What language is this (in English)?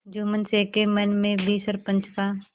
Hindi